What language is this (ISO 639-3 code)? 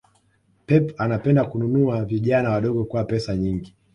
swa